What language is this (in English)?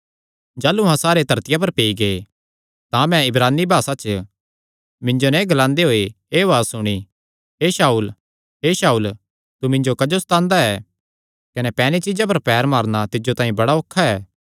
Kangri